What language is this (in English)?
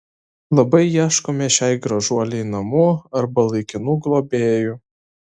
Lithuanian